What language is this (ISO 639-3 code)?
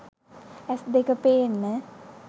sin